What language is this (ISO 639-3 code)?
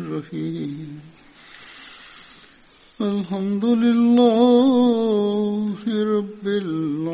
swa